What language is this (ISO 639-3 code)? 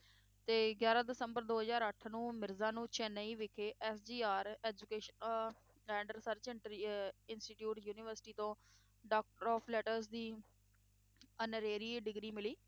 pan